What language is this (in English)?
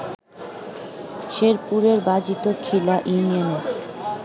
Bangla